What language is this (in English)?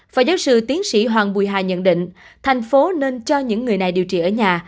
Vietnamese